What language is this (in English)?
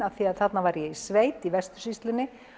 Icelandic